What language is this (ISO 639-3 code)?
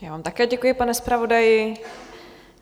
ces